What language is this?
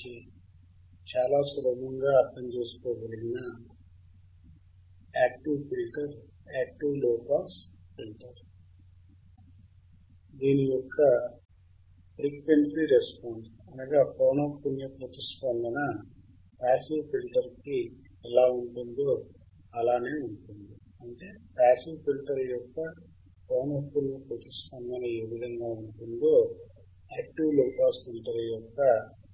Telugu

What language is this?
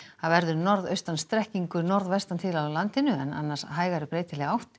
Icelandic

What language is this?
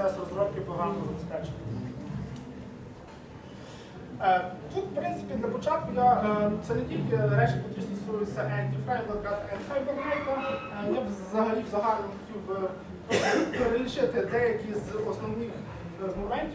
Ukrainian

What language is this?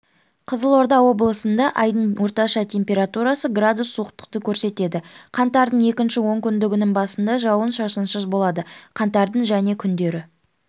Kazakh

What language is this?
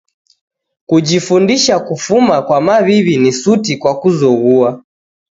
Taita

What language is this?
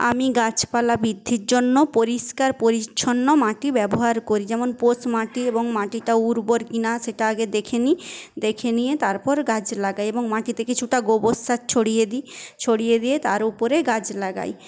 Bangla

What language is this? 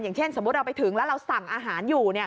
Thai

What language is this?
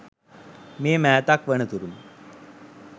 Sinhala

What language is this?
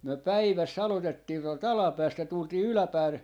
Finnish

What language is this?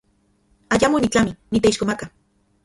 Central Puebla Nahuatl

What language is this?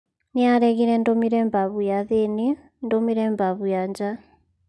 Kikuyu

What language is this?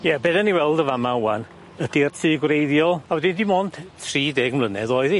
Welsh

